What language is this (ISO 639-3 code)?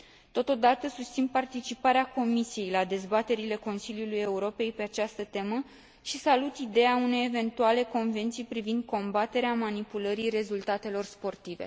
ron